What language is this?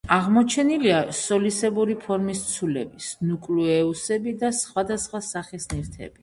Georgian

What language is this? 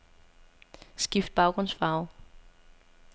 Danish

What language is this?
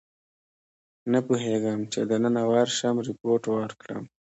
Pashto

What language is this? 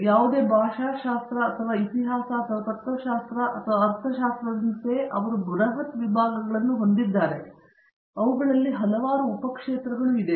Kannada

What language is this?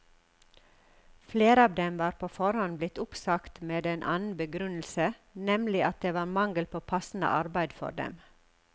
Norwegian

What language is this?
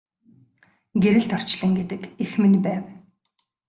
Mongolian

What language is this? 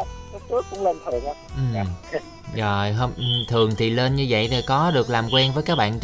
Vietnamese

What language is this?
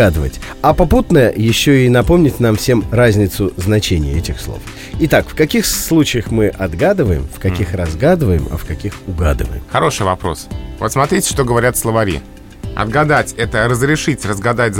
Russian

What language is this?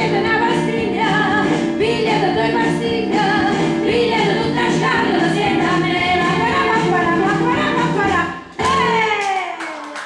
Italian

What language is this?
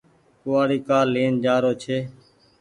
Goaria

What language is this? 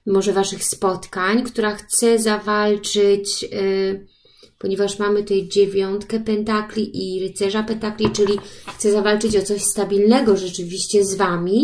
Polish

